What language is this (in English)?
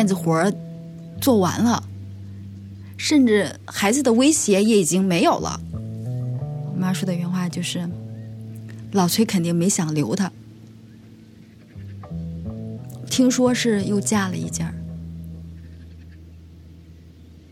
Chinese